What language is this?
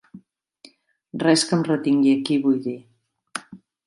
Catalan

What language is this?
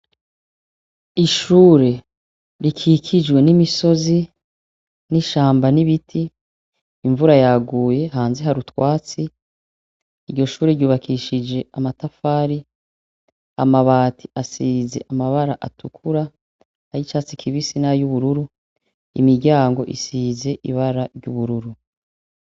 Rundi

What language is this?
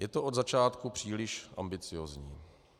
Czech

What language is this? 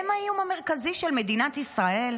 Hebrew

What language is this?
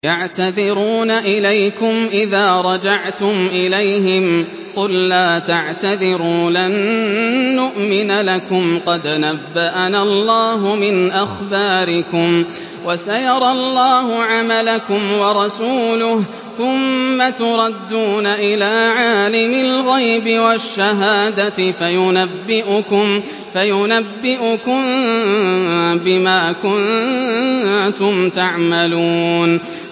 Arabic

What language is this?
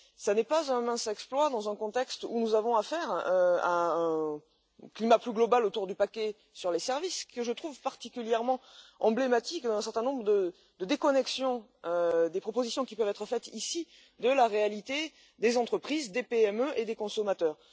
French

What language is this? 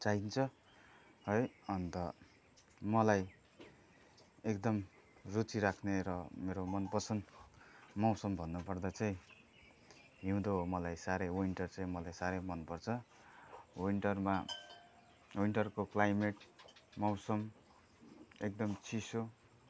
Nepali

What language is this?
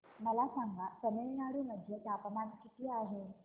Marathi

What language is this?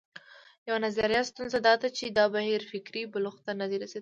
Pashto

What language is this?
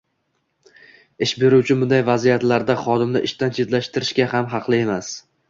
Uzbek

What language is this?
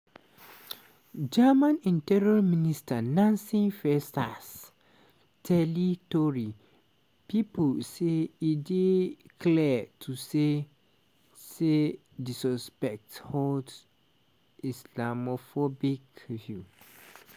Nigerian Pidgin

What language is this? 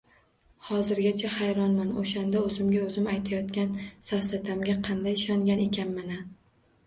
Uzbek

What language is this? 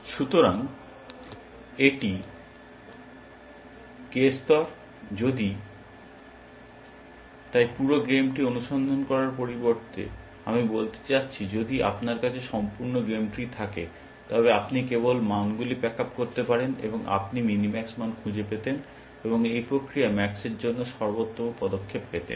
Bangla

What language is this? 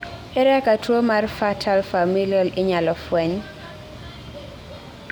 Luo (Kenya and Tanzania)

